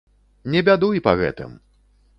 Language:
Belarusian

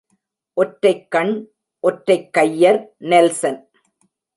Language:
Tamil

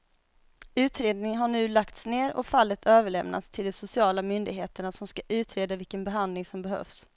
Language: Swedish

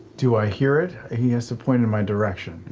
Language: English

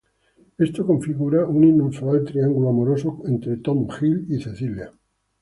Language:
Spanish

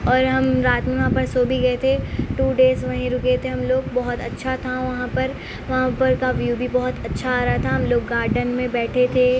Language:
Urdu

